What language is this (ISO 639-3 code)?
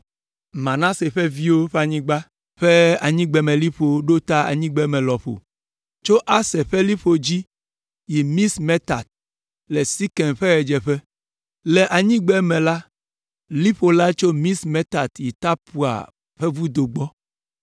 ewe